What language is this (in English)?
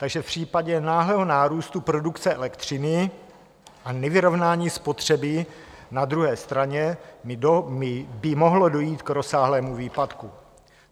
Czech